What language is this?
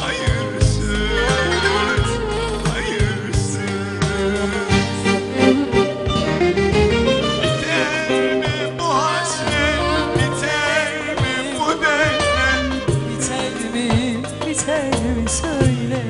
Turkish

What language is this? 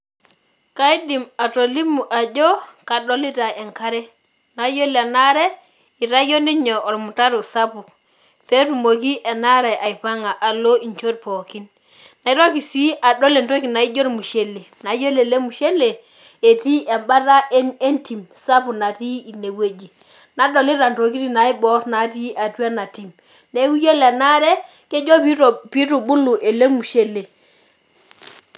Masai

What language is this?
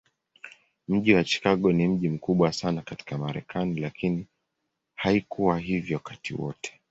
Swahili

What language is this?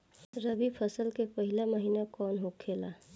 Bhojpuri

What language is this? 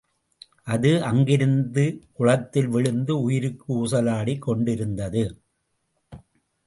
Tamil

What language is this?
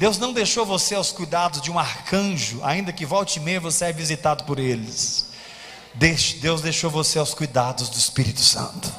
Portuguese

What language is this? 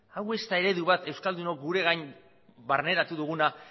Basque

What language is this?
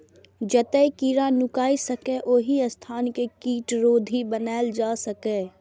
Maithili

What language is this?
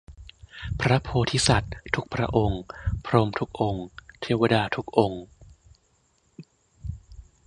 Thai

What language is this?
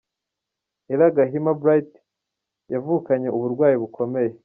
Kinyarwanda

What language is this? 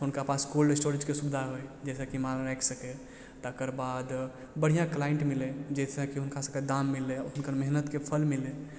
Maithili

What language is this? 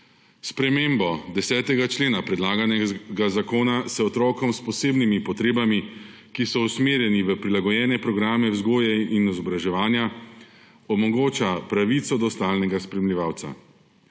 Slovenian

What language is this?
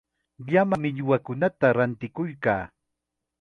Chiquián Ancash Quechua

